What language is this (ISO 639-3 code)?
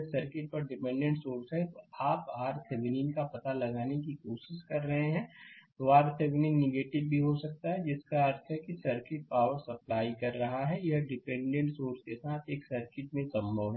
hin